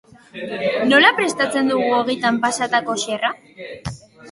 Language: Basque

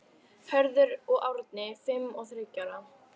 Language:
Icelandic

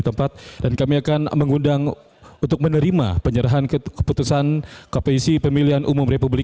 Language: Indonesian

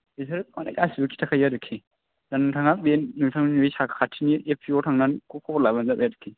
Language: Bodo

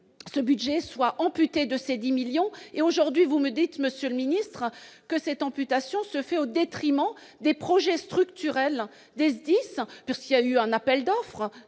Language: French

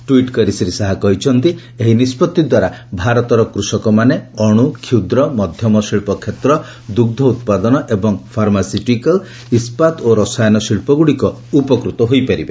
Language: Odia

